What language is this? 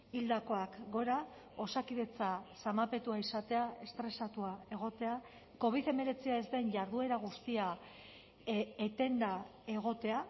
Basque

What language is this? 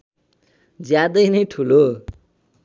Nepali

